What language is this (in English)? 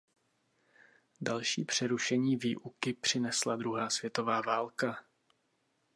Czech